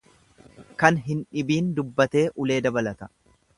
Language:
Oromo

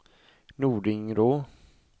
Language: Swedish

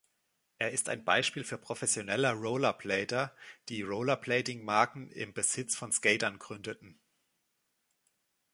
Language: German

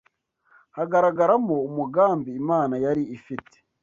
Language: Kinyarwanda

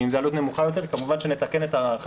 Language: Hebrew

